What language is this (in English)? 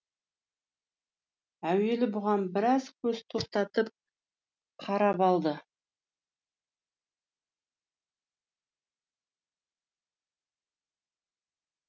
Kazakh